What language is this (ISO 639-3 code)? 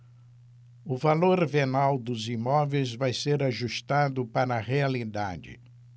por